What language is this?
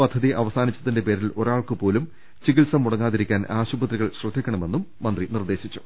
Malayalam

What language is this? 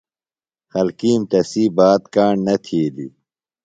Phalura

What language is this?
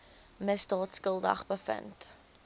Afrikaans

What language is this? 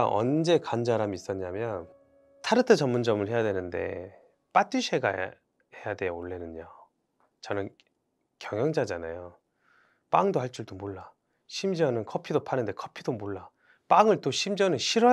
Korean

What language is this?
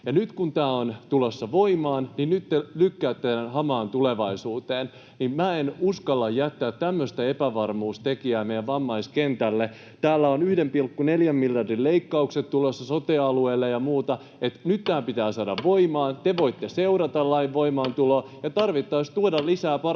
Finnish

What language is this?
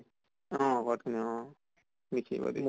Assamese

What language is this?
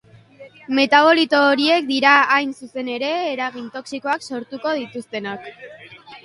Basque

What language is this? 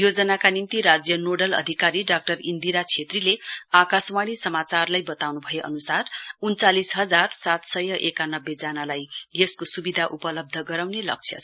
Nepali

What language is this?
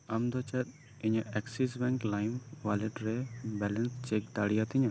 Santali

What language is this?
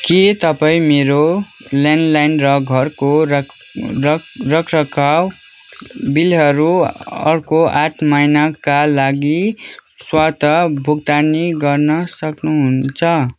Nepali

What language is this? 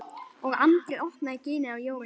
Icelandic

